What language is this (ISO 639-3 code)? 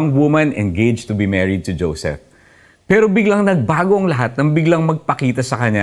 fil